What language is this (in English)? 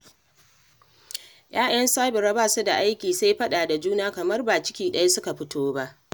Hausa